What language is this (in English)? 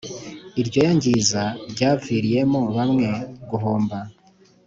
Kinyarwanda